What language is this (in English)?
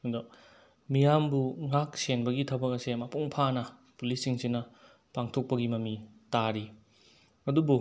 Manipuri